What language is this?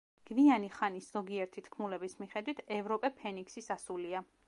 Georgian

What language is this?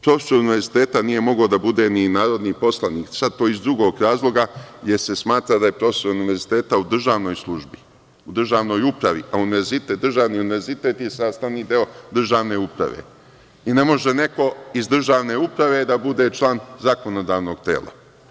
Serbian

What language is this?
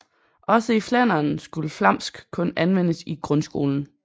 Danish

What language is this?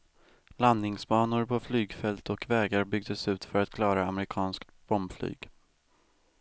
Swedish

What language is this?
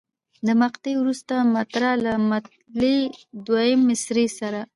Pashto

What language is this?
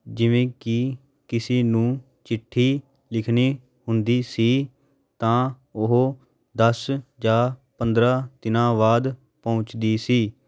Punjabi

